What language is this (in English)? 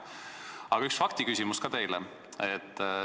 Estonian